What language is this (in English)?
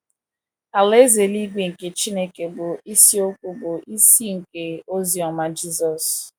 Igbo